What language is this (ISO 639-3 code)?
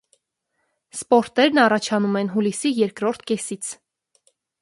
hye